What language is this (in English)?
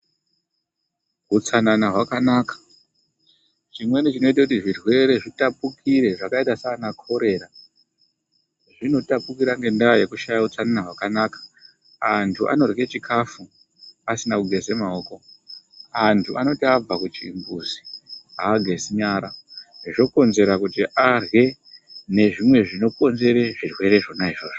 Ndau